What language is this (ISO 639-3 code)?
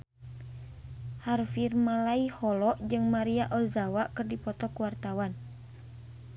sun